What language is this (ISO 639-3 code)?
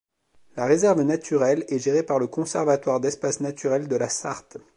fra